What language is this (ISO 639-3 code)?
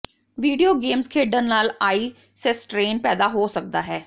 pan